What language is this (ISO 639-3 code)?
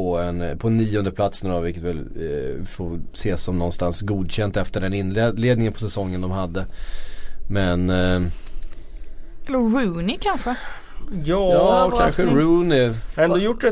swe